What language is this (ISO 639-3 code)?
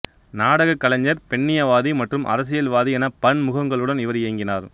tam